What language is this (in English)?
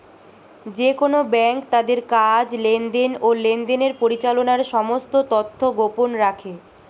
Bangla